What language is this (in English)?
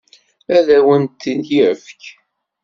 Kabyle